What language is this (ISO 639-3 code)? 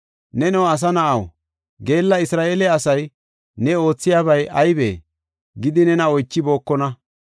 gof